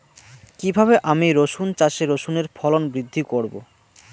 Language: Bangla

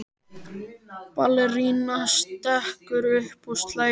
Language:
Icelandic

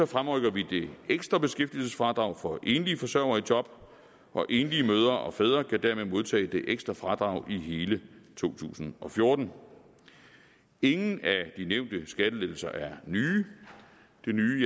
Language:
Danish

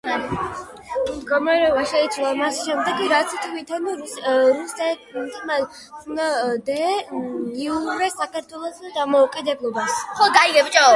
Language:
Georgian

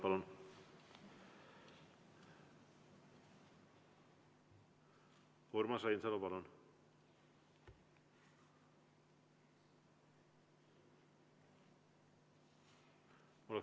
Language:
Estonian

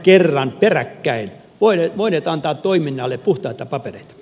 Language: Finnish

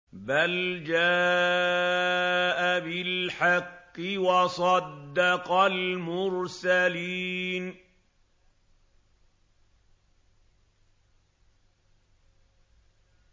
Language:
Arabic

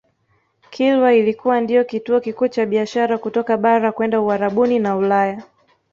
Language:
Swahili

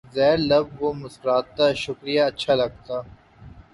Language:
Urdu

